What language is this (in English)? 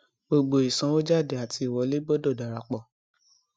Yoruba